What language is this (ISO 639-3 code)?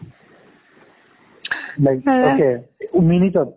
asm